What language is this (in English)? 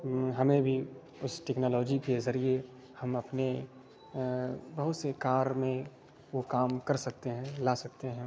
Urdu